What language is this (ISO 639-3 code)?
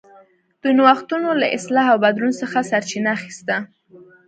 pus